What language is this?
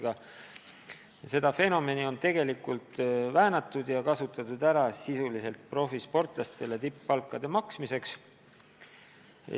Estonian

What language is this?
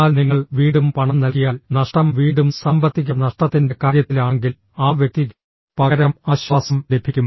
Malayalam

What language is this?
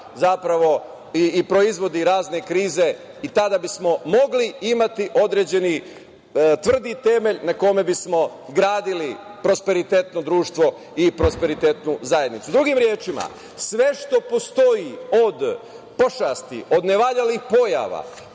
Serbian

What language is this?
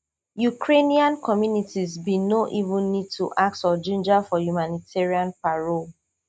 Nigerian Pidgin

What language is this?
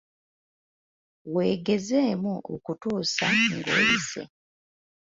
Ganda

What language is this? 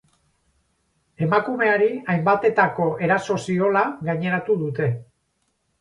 Basque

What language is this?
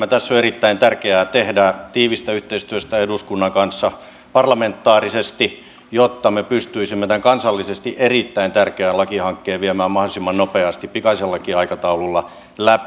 Finnish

